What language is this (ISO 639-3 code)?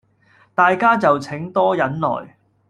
yue